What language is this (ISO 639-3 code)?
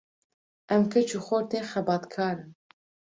kur